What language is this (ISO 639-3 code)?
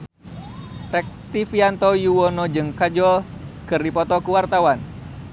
sun